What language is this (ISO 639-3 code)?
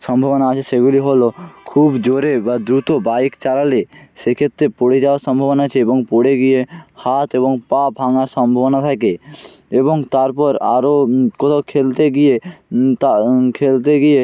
ben